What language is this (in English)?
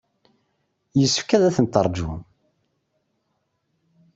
Kabyle